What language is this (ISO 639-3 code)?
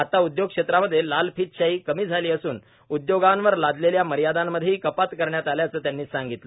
mar